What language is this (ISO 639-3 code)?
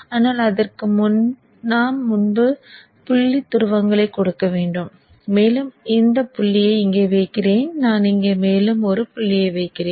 tam